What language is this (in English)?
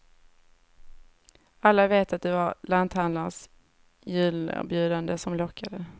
Swedish